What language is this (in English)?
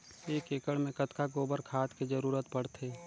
Chhattisgarhi